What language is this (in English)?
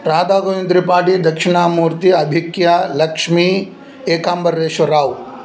Sanskrit